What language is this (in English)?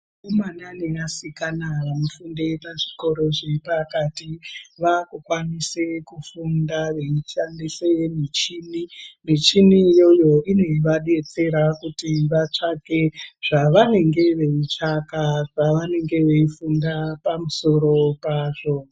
Ndau